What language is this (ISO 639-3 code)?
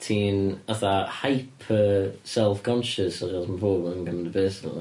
cym